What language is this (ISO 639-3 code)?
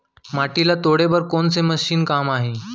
hne